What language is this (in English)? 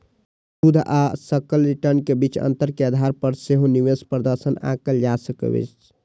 Maithili